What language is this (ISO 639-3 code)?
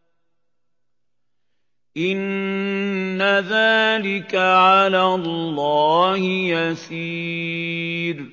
ara